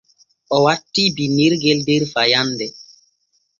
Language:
Borgu Fulfulde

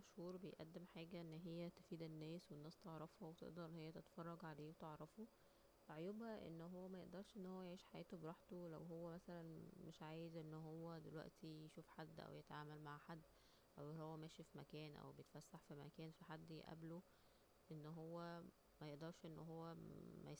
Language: Egyptian Arabic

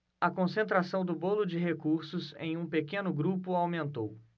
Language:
Portuguese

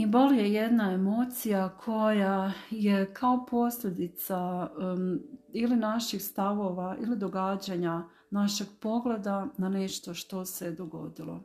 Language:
Croatian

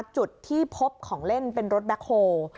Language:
Thai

